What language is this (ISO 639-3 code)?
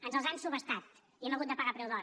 cat